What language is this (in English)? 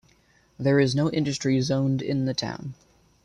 English